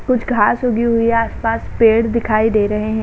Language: Hindi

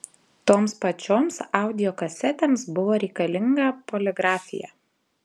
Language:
Lithuanian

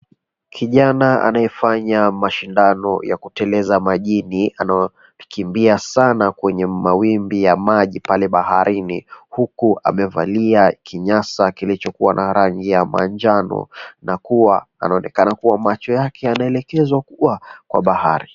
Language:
Swahili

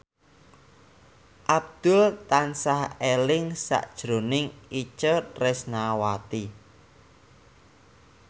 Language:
Javanese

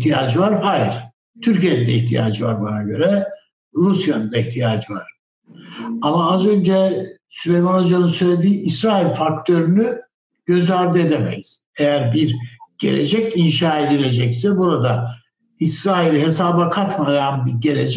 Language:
Turkish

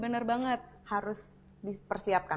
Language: Indonesian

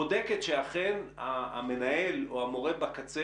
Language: Hebrew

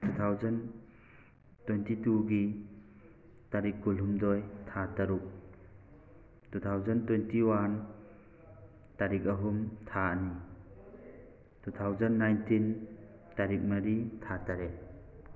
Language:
Manipuri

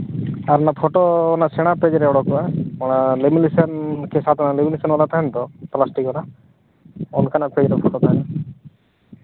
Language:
Santali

